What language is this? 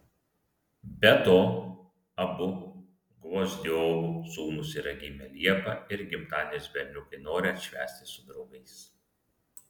Lithuanian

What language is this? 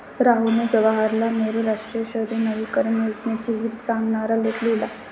Marathi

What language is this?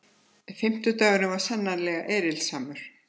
Icelandic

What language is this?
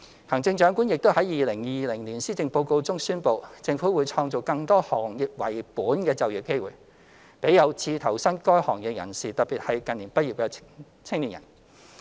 Cantonese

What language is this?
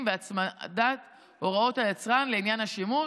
Hebrew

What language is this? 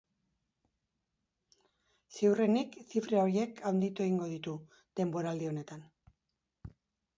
Basque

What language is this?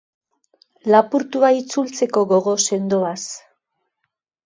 Basque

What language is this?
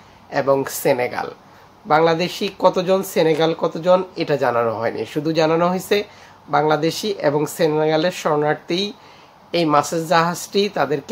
Dutch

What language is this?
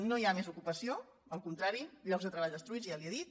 Catalan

